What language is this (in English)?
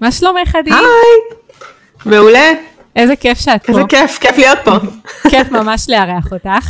Hebrew